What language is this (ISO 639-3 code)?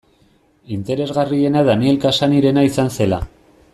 eus